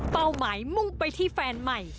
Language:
Thai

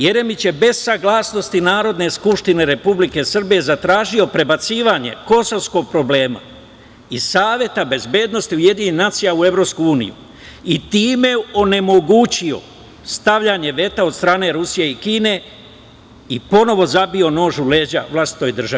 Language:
Serbian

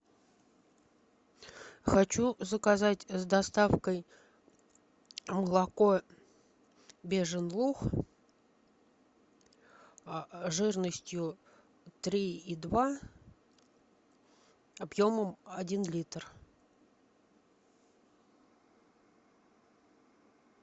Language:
Russian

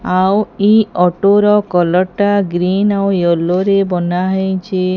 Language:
Odia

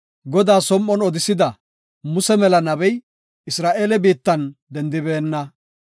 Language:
Gofa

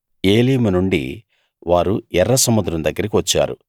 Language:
Telugu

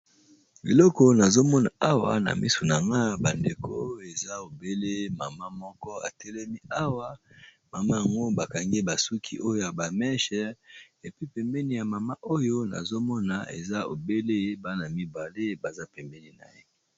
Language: Lingala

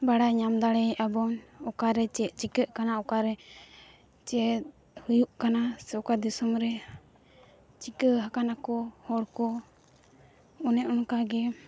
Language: Santali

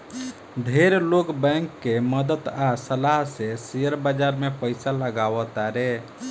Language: Bhojpuri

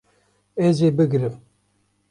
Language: Kurdish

